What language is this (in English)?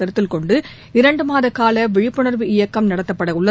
Tamil